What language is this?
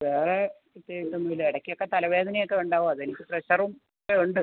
Malayalam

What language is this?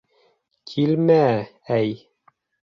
Bashkir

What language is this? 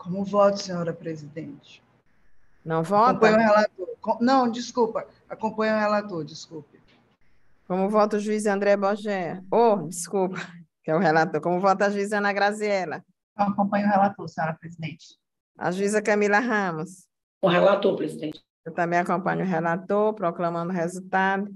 Portuguese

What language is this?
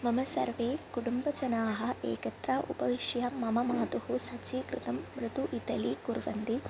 Sanskrit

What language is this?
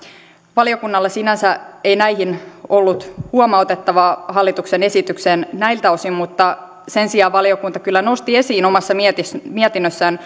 Finnish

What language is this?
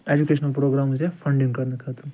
Kashmiri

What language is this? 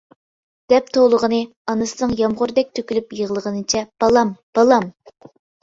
Uyghur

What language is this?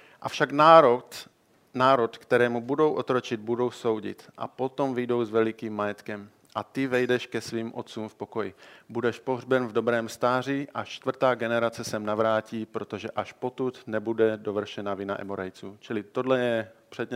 Czech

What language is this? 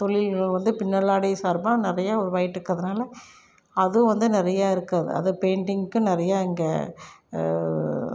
Tamil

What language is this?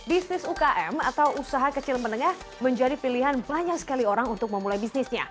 Indonesian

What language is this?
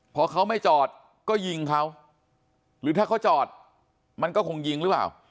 Thai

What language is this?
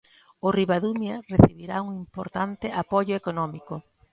Galician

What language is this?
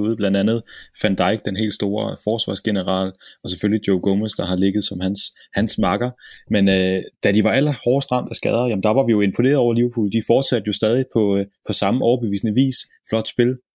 Danish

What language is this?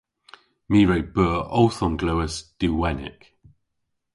Cornish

